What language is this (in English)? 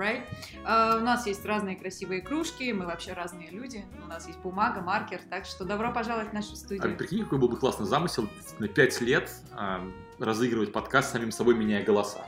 Russian